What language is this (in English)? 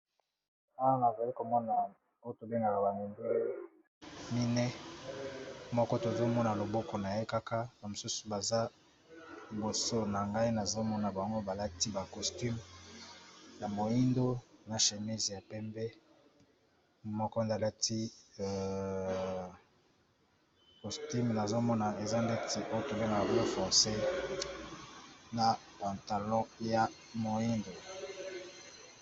Lingala